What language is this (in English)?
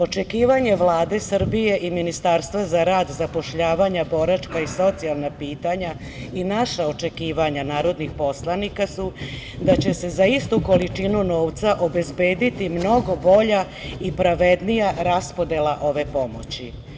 Serbian